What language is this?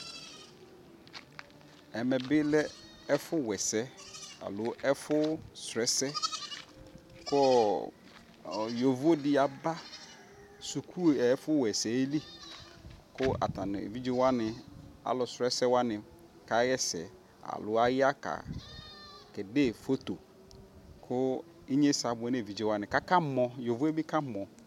Ikposo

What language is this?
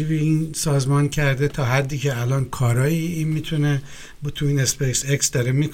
Persian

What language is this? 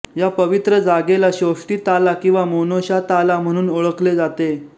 Marathi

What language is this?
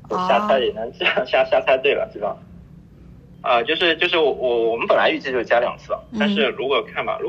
Chinese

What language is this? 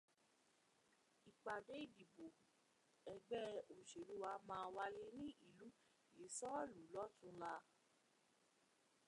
Yoruba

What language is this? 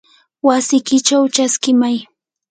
Yanahuanca Pasco Quechua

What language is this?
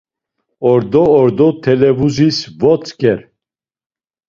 Laz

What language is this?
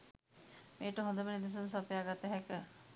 Sinhala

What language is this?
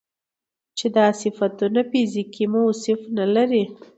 Pashto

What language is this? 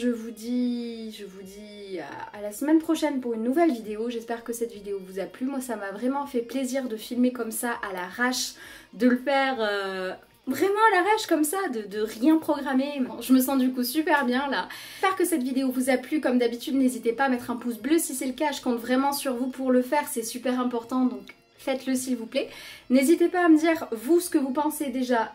French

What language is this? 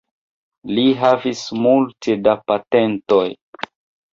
Esperanto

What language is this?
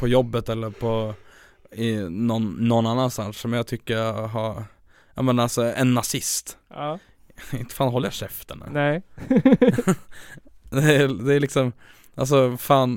Swedish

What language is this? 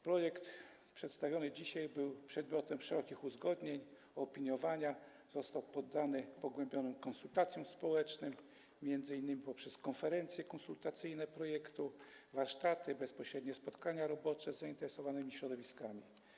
Polish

